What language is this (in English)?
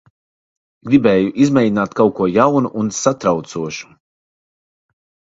Latvian